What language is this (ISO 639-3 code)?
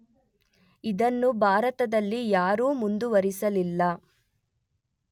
kan